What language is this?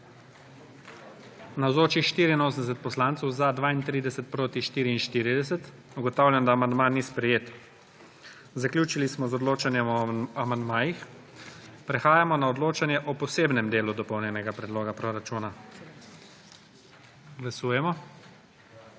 Slovenian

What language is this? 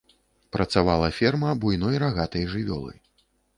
Belarusian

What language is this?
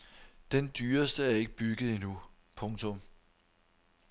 Danish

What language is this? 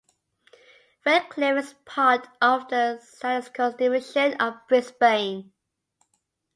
English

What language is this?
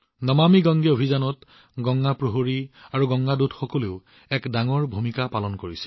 Assamese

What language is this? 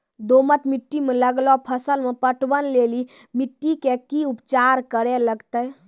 Maithili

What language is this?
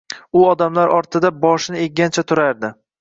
Uzbek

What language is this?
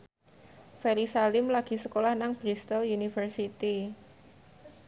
Javanese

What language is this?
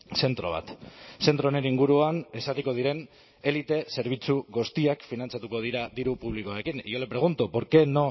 Basque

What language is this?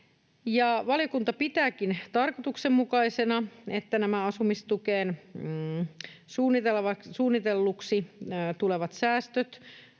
Finnish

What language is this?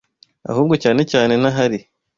Kinyarwanda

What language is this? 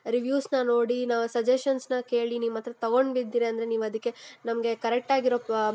Kannada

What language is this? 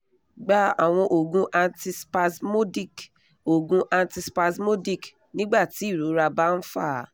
Yoruba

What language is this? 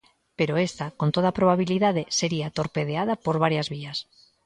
Galician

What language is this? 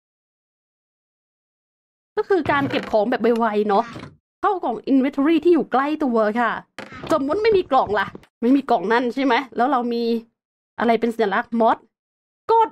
Thai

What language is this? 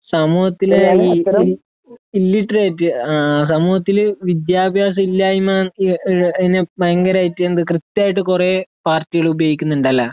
Malayalam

